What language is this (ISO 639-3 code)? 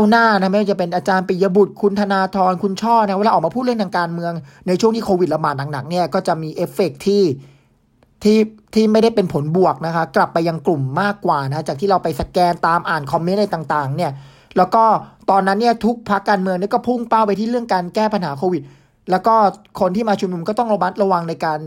tha